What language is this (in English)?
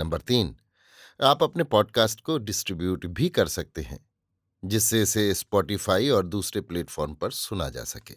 Hindi